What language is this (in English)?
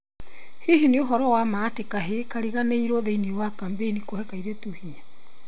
Kikuyu